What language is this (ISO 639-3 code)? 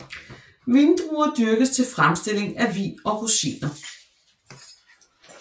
dan